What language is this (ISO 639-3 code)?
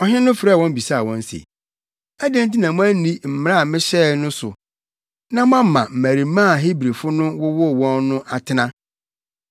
aka